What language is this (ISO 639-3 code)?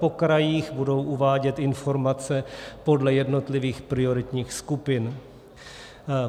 ces